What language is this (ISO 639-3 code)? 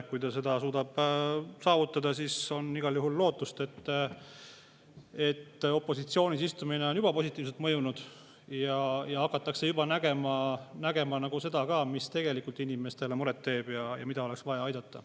est